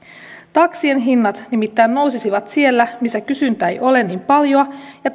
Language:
Finnish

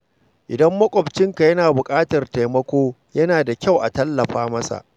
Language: Hausa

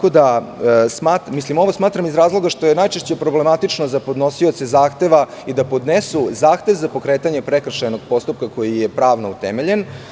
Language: Serbian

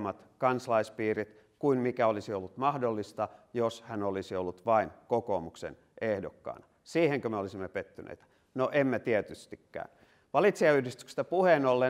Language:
Finnish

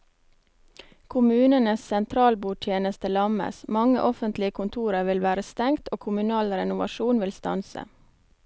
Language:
Norwegian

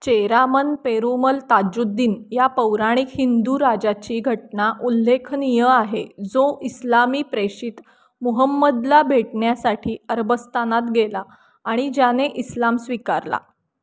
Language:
Marathi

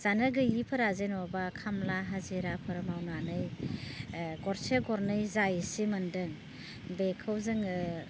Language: Bodo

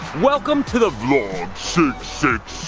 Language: English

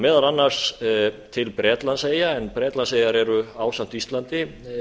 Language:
Icelandic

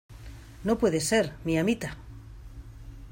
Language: Spanish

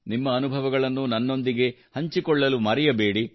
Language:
Kannada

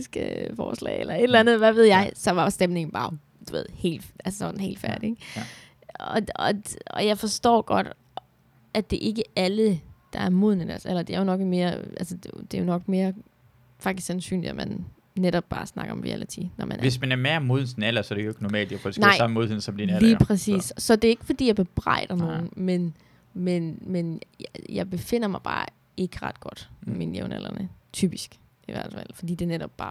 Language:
Danish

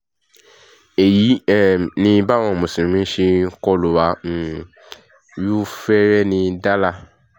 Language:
Yoruba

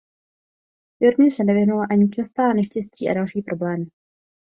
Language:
Czech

